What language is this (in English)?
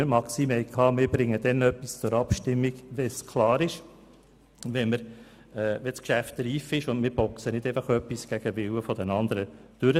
Swiss German